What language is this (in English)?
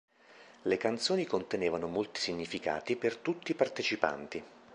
Italian